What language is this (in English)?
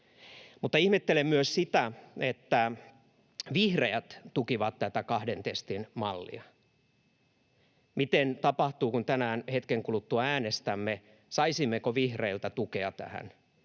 Finnish